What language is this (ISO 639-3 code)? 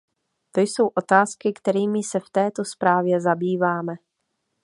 ces